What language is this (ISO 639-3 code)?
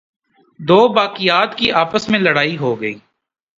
urd